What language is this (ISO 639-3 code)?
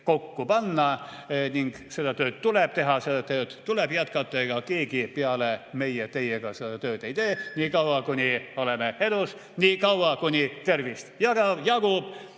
est